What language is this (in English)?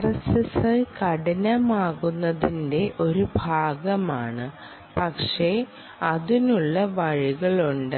Malayalam